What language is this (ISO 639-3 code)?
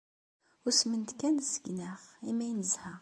kab